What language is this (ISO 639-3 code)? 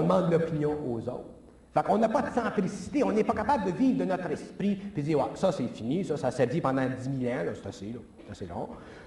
fra